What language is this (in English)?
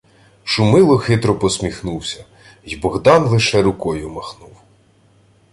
Ukrainian